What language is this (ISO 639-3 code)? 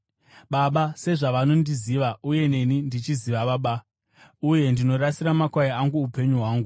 sna